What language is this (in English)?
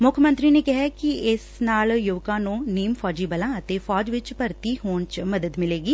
Punjabi